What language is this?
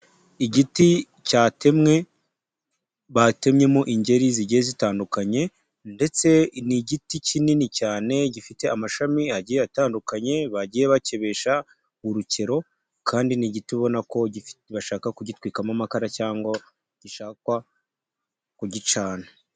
Kinyarwanda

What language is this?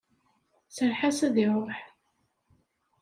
Kabyle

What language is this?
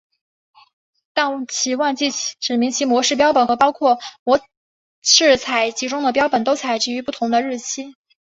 Chinese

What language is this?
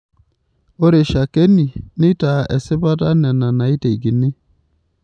Masai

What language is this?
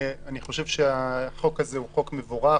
Hebrew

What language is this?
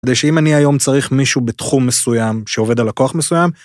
Hebrew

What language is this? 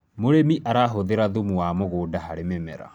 Kikuyu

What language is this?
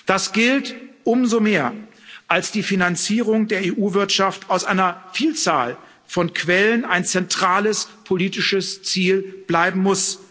German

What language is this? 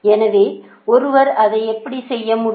Tamil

